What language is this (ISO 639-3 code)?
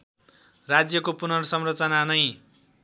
nep